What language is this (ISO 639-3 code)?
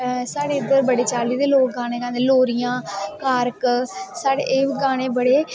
doi